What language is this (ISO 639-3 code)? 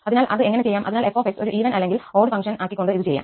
mal